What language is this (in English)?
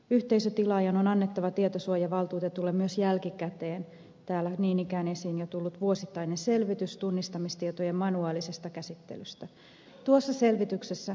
Finnish